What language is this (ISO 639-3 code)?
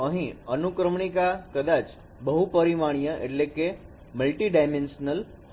guj